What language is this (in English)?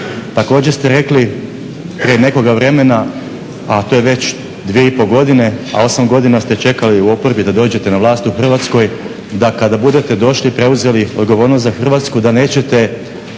Croatian